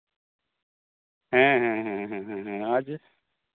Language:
Santali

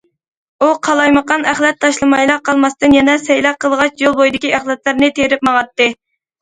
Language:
Uyghur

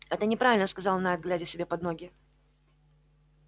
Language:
Russian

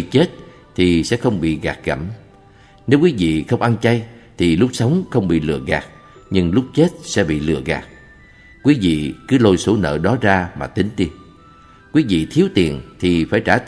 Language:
Vietnamese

